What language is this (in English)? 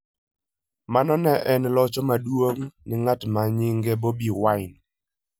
Luo (Kenya and Tanzania)